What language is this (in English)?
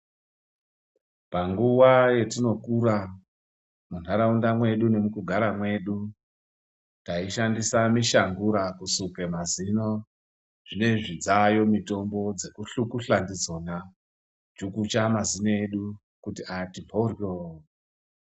Ndau